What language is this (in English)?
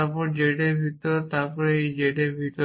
Bangla